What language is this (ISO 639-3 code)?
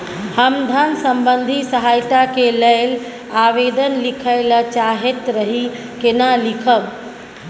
mai